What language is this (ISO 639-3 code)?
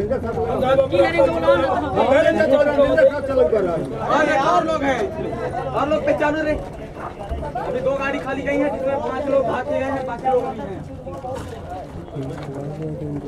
hin